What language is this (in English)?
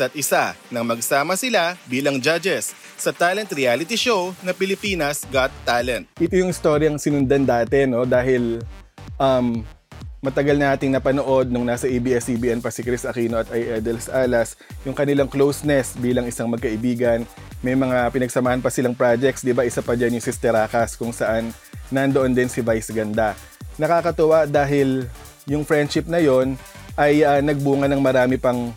Filipino